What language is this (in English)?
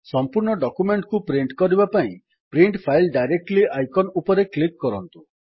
Odia